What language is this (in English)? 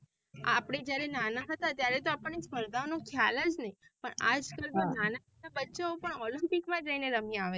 Gujarati